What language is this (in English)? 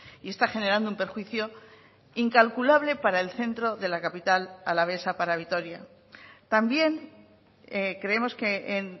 Spanish